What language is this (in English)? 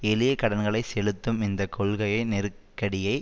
Tamil